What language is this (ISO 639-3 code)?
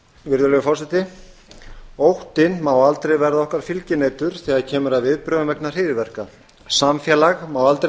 isl